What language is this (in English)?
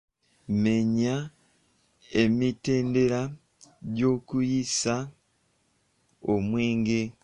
Ganda